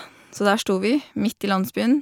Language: Norwegian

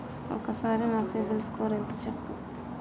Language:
Telugu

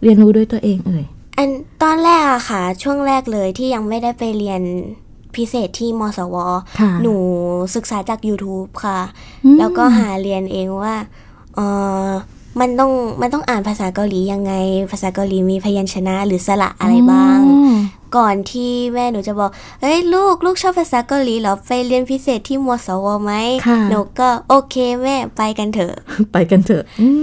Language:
Thai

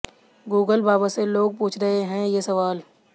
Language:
Hindi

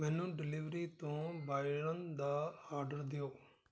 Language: Punjabi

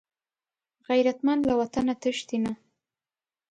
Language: Pashto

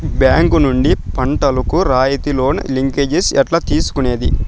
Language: Telugu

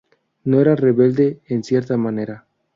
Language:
Spanish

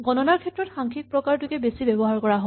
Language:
Assamese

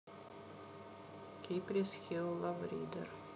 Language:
Russian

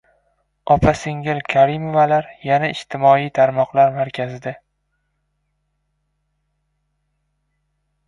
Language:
Uzbek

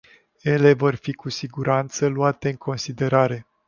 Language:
Romanian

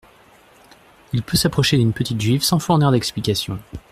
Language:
French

